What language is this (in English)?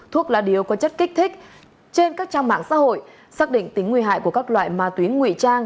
Vietnamese